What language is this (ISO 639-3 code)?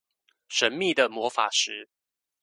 zho